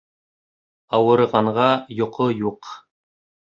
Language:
Bashkir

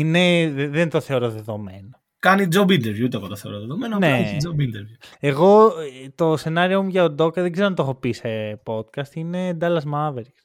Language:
Greek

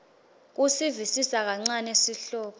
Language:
Swati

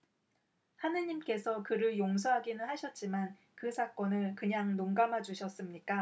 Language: Korean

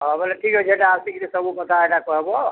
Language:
Odia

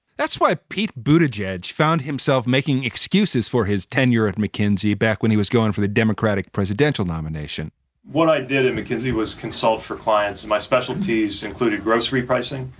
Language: English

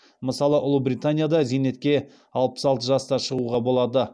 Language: Kazakh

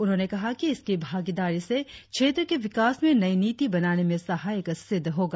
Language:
Hindi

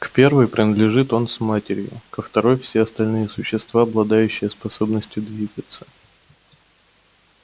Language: Russian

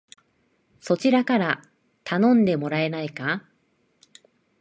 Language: Japanese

